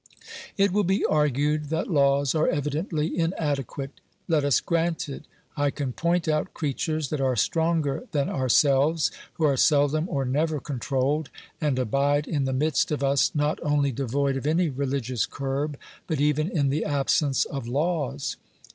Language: English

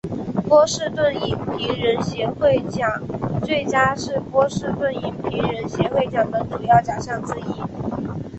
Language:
Chinese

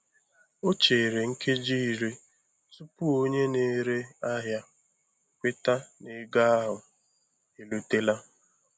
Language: Igbo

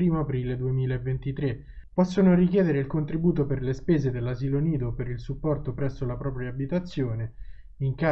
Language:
Italian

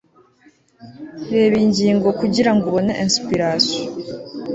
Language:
Kinyarwanda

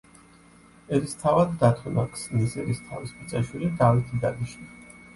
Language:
Georgian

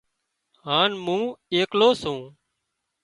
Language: Wadiyara Koli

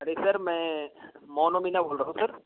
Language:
Hindi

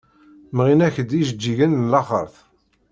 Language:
Kabyle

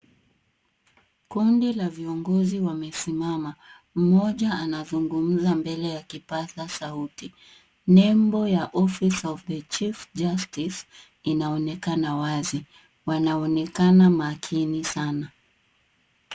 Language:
Swahili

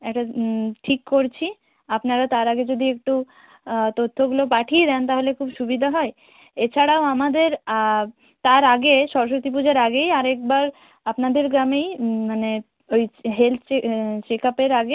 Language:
Bangla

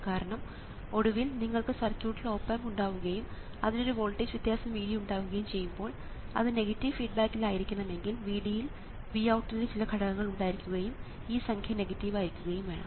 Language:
Malayalam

